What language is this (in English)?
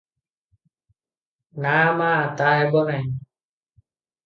Odia